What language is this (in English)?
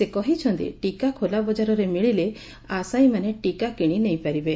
Odia